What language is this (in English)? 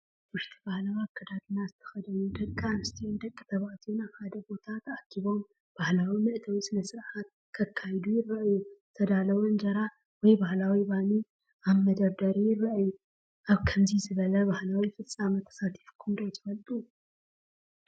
Tigrinya